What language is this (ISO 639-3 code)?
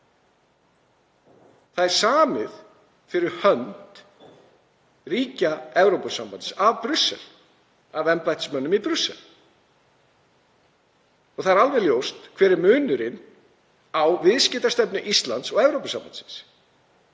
isl